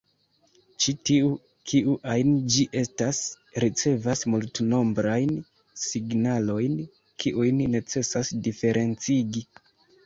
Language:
Esperanto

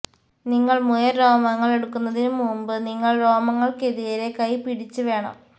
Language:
Malayalam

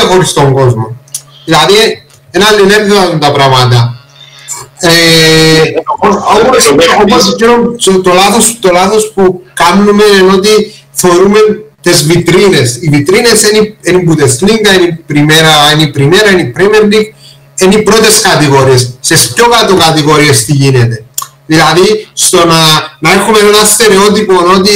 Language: Greek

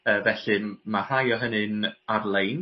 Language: Welsh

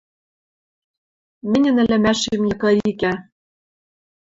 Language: Western Mari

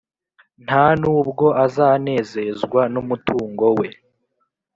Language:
Kinyarwanda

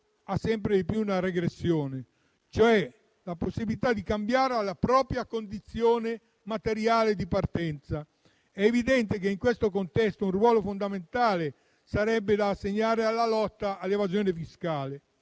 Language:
Italian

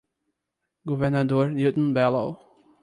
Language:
Portuguese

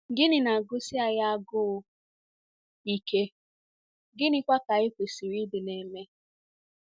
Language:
Igbo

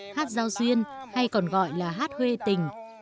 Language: Vietnamese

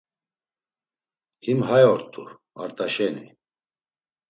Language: Laz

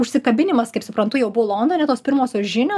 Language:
Lithuanian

